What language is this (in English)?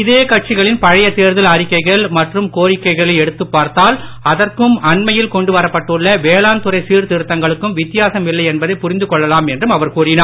Tamil